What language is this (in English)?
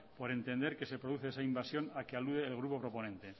Spanish